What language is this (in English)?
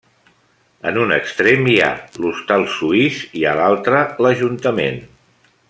Catalan